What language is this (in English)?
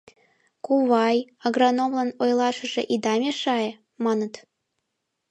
Mari